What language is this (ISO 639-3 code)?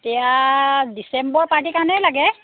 asm